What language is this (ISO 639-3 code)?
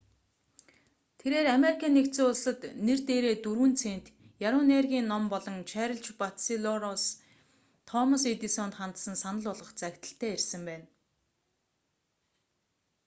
mon